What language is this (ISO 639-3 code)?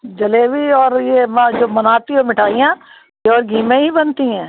hin